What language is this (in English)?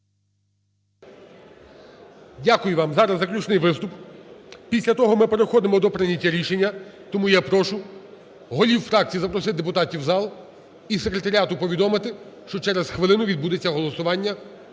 Ukrainian